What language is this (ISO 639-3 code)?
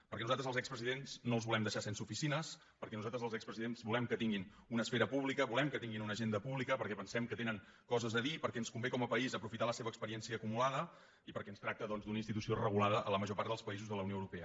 cat